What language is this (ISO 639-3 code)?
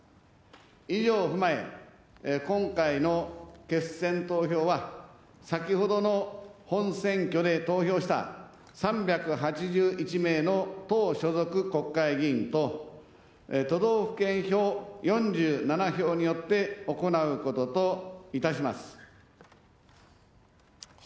jpn